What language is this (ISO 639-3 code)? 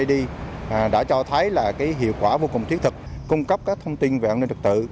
vie